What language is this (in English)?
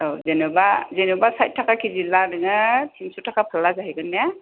Bodo